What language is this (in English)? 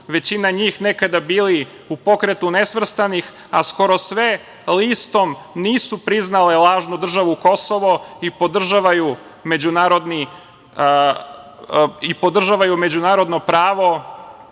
Serbian